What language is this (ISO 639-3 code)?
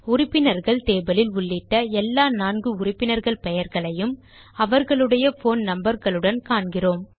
tam